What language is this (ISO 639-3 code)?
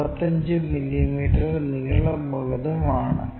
mal